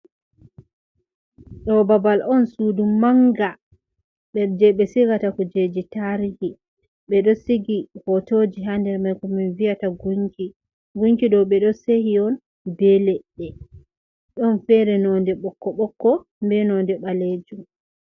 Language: Fula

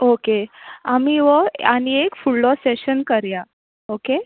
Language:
Konkani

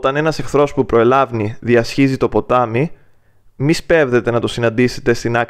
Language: Greek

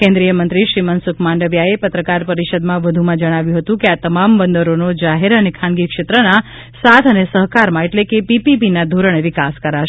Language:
Gujarati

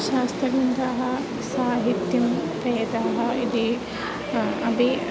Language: Sanskrit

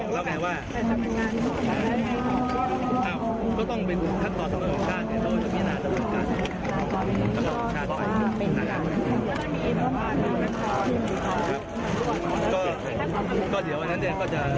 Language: Thai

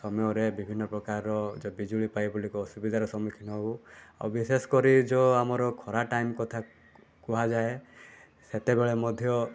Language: Odia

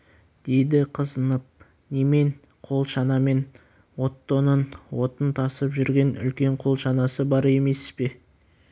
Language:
Kazakh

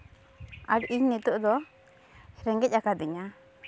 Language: Santali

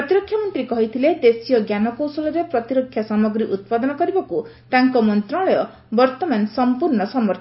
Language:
Odia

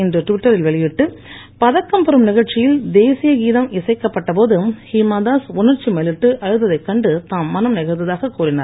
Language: Tamil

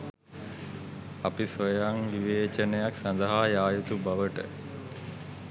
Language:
Sinhala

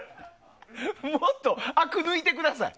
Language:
Japanese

